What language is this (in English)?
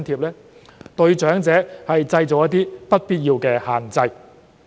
Cantonese